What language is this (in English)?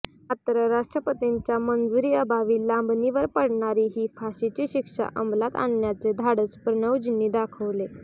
Marathi